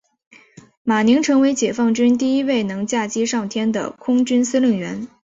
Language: Chinese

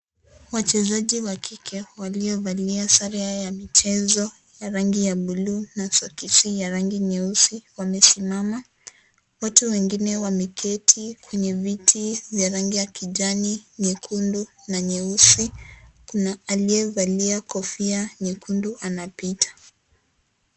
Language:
Swahili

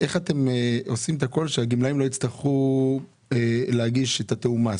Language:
Hebrew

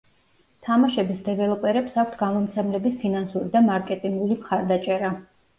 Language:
Georgian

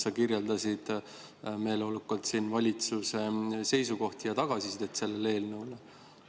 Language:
Estonian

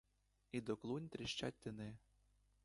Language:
Ukrainian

